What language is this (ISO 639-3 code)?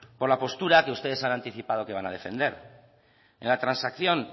spa